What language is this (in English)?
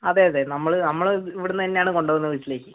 Malayalam